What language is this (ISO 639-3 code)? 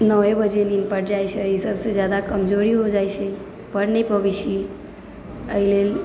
mai